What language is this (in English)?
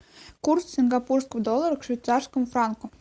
Russian